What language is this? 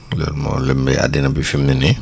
Wolof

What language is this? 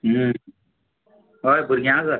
Konkani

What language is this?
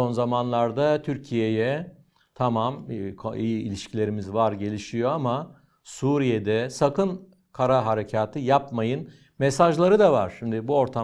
Turkish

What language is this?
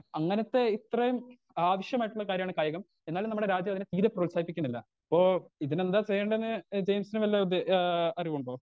Malayalam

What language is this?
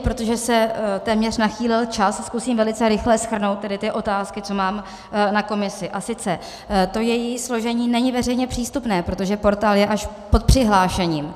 Czech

